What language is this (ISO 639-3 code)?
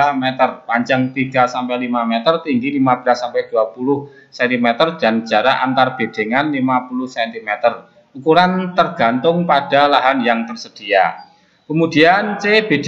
ind